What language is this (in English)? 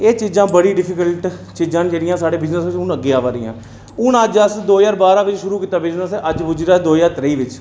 Dogri